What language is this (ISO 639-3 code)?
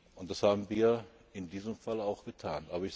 deu